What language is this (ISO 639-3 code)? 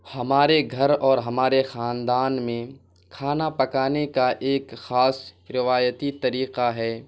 urd